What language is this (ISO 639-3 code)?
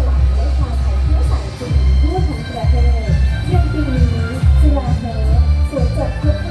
tha